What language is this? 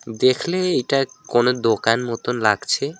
Bangla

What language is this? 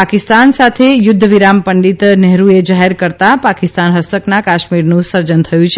Gujarati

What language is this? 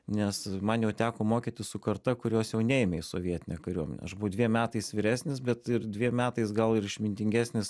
Lithuanian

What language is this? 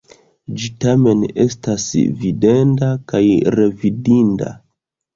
Esperanto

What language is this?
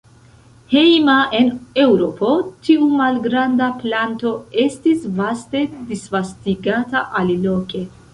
Esperanto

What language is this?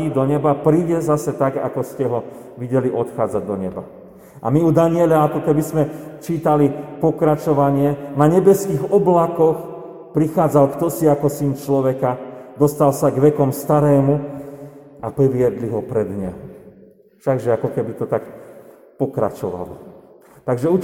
Slovak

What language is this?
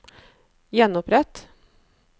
Norwegian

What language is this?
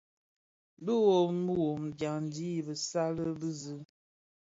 Bafia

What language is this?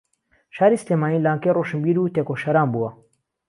Central Kurdish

